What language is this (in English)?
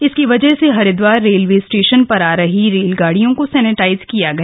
Hindi